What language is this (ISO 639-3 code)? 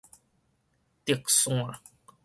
nan